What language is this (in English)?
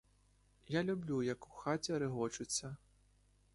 Ukrainian